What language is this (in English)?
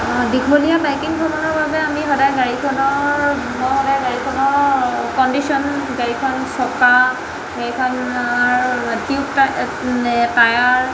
Assamese